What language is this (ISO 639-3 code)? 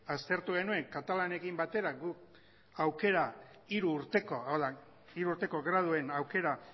eus